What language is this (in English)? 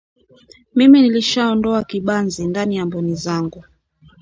Swahili